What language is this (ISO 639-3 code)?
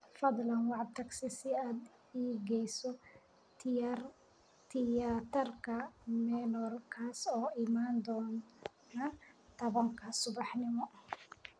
som